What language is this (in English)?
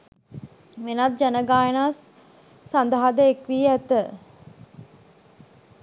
Sinhala